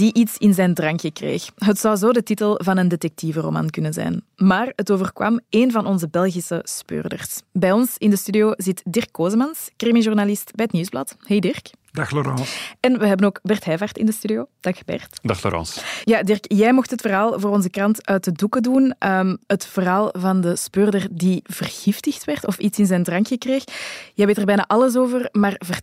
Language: Dutch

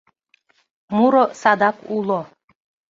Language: Mari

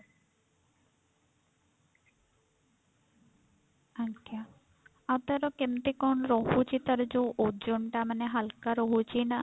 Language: Odia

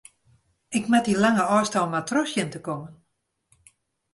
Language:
Western Frisian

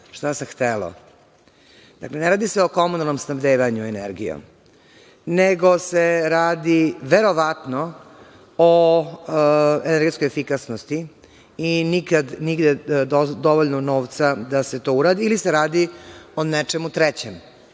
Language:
Serbian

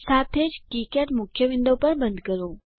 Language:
Gujarati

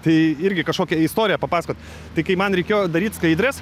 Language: Lithuanian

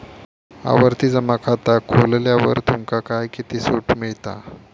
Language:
Marathi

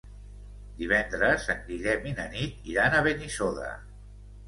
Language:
Catalan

